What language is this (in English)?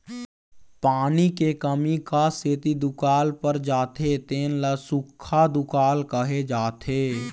Chhattisgarhi